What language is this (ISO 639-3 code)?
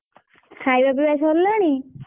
ori